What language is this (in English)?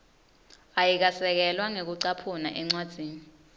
Swati